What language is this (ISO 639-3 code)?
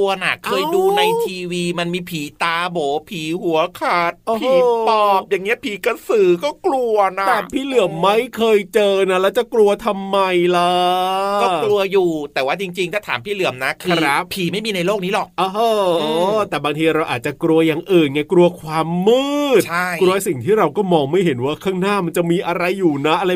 tha